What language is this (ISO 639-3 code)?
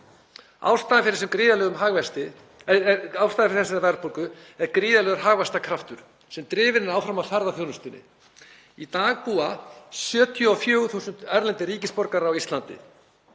isl